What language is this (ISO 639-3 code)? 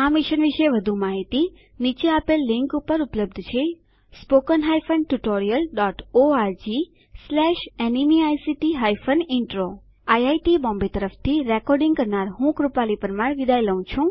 guj